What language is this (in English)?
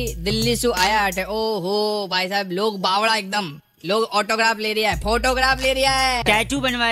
Hindi